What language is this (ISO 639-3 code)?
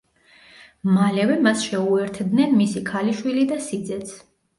kat